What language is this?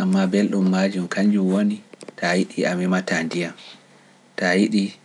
Pular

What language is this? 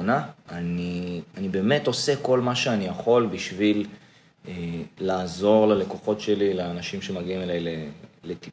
Hebrew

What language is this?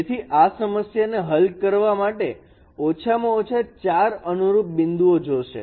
Gujarati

